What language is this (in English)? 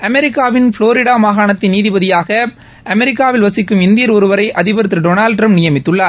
Tamil